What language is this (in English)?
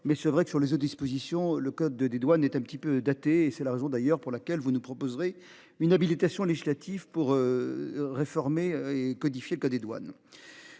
French